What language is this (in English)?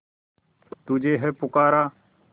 Hindi